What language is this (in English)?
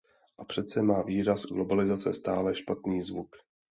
Czech